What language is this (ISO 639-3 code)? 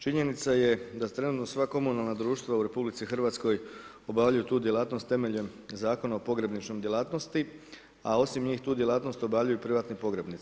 hrv